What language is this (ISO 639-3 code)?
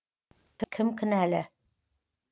kaz